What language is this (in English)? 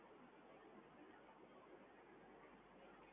Gujarati